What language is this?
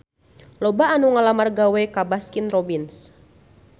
Sundanese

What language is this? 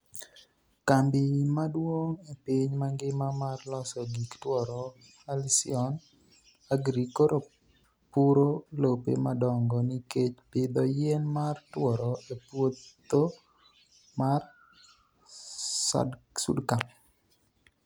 Luo (Kenya and Tanzania)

